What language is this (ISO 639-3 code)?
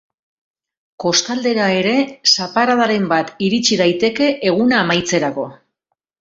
eus